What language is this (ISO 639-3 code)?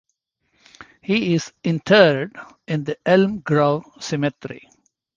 eng